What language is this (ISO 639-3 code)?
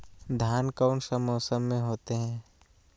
mag